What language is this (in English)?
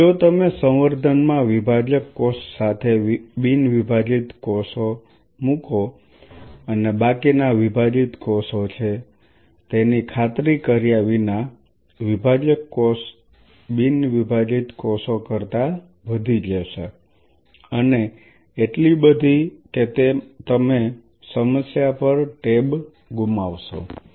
Gujarati